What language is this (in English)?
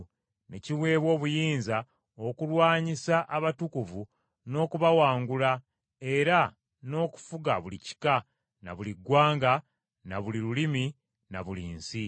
Ganda